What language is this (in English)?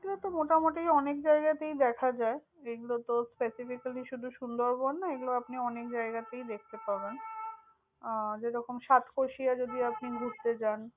Bangla